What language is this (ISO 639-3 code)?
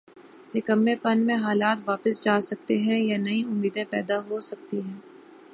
urd